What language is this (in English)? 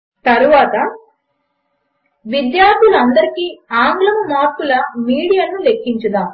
Telugu